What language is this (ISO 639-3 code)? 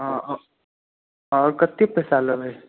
mai